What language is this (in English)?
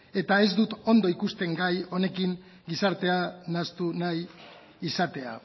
Basque